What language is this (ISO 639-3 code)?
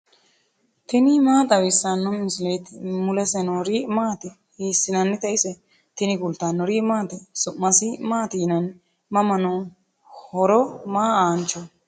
sid